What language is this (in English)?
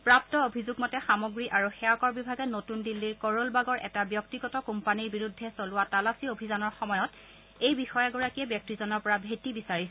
Assamese